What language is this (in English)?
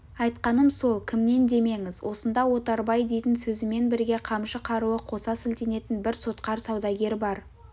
Kazakh